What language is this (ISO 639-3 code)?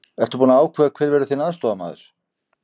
isl